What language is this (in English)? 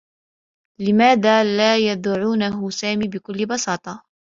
Arabic